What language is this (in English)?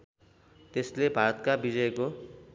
Nepali